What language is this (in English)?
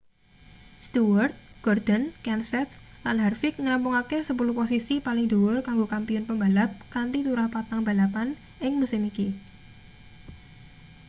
Javanese